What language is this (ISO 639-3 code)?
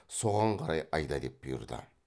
kaz